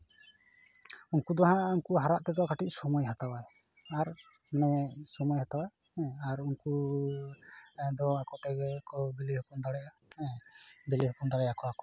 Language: Santali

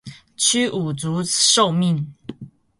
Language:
Chinese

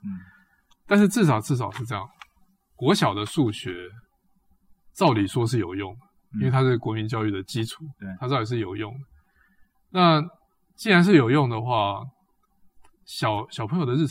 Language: Chinese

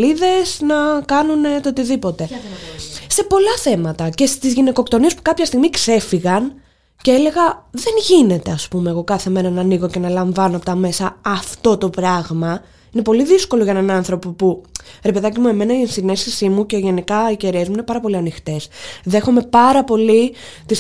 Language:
Greek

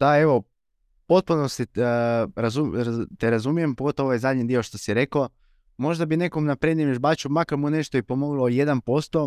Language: Croatian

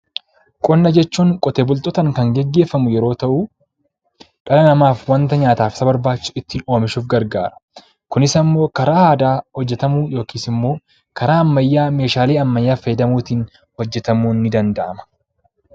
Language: Oromo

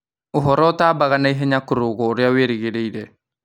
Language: Kikuyu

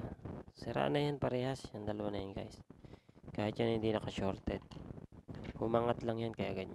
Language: Filipino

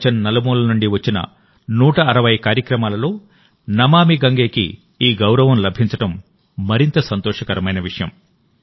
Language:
Telugu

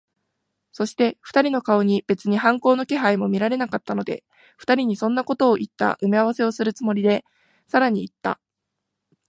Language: Japanese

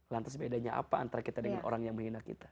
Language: Indonesian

